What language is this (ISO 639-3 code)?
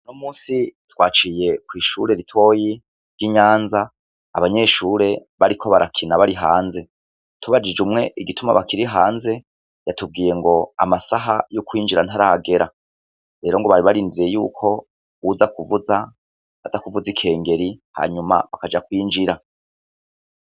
run